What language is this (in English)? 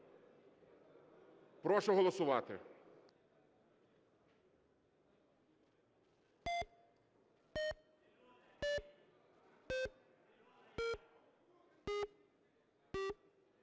Ukrainian